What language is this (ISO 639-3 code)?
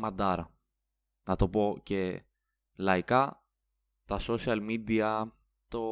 ell